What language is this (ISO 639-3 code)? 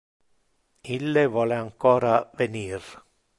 ina